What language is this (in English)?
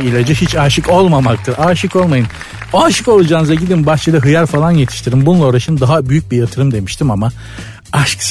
Turkish